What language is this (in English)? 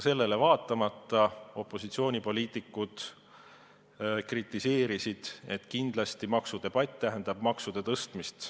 Estonian